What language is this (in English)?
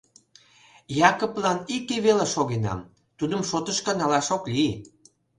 Mari